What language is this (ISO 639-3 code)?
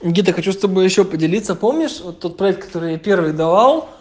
rus